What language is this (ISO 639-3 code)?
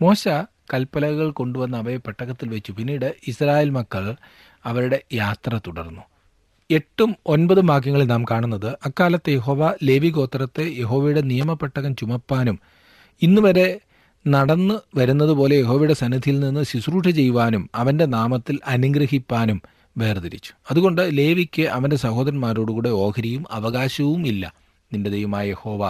mal